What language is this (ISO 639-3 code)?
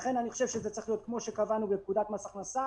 heb